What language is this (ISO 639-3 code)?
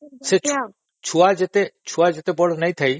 ori